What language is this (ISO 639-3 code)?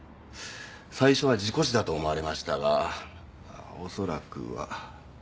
jpn